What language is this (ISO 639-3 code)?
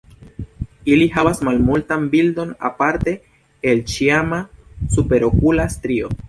epo